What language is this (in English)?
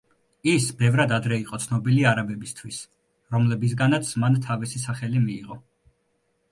Georgian